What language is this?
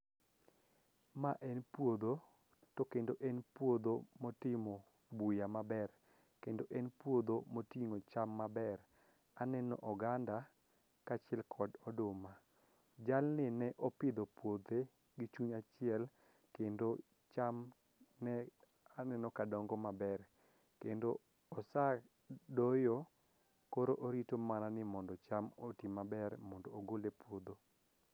Luo (Kenya and Tanzania)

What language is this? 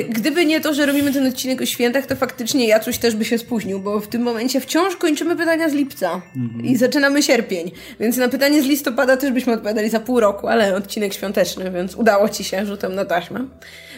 Polish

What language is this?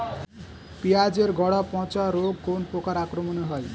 Bangla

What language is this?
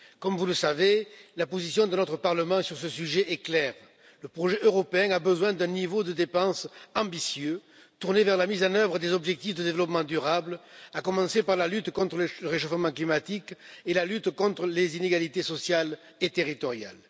French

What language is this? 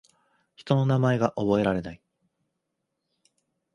Japanese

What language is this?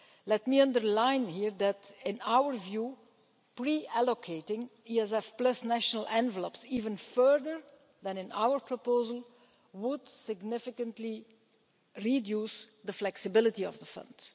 English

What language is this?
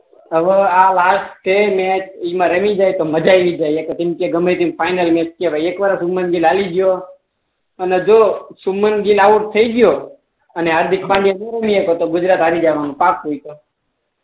Gujarati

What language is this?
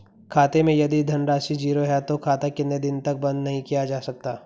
Hindi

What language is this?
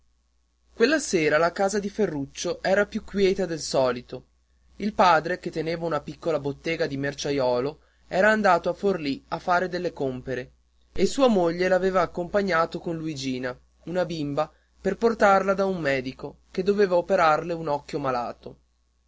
Italian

